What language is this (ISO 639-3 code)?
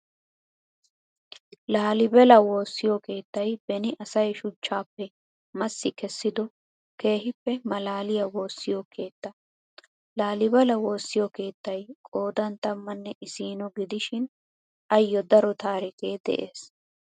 wal